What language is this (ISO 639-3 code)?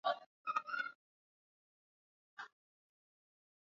swa